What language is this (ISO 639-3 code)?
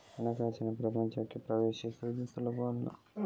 kan